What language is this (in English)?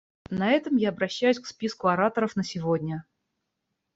Russian